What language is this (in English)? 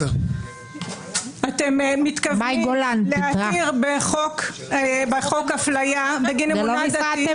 Hebrew